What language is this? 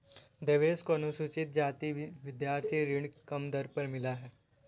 Hindi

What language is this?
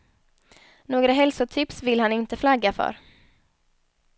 Swedish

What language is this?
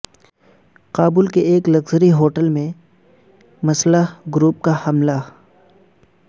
Urdu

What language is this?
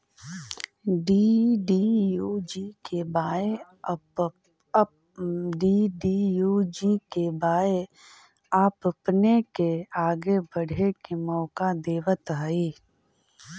Magahi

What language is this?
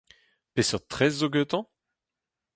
Breton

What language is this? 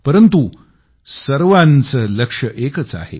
Marathi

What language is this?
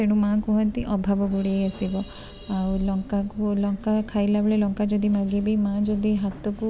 Odia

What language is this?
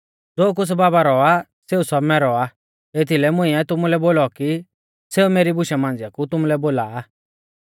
Mahasu Pahari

